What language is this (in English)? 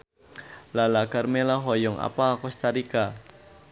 Sundanese